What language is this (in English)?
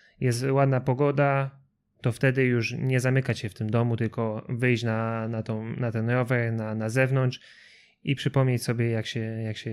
Polish